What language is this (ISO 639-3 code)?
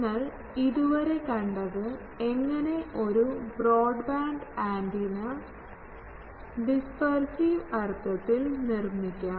mal